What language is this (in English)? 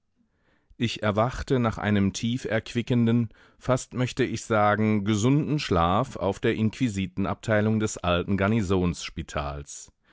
German